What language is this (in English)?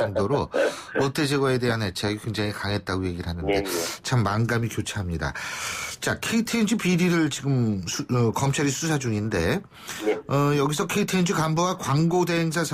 Korean